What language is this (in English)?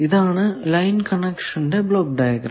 Malayalam